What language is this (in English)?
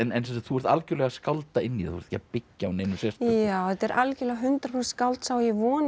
Icelandic